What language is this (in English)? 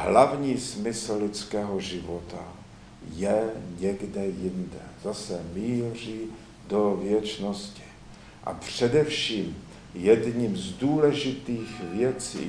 Czech